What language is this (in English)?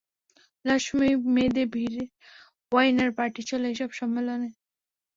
Bangla